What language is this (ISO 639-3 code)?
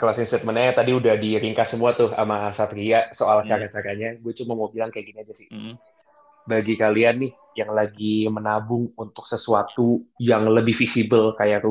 ind